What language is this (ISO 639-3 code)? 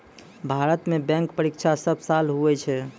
mai